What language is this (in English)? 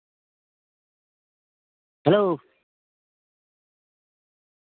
Santali